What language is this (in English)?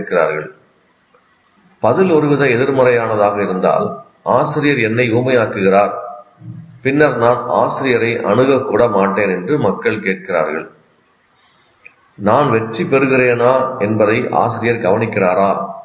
Tamil